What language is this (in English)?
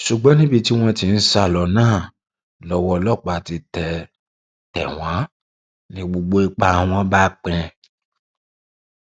Yoruba